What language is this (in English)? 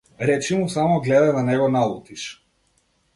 Macedonian